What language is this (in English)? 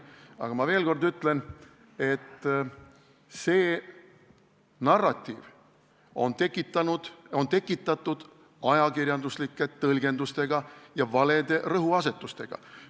Estonian